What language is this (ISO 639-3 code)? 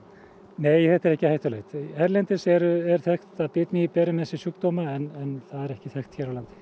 isl